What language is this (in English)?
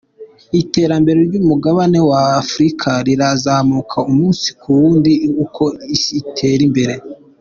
Kinyarwanda